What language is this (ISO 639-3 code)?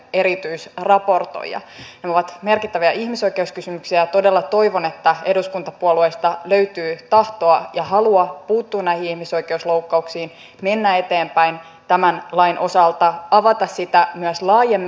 fin